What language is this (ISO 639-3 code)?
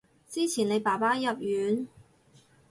yue